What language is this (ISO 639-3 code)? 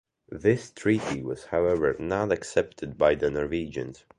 eng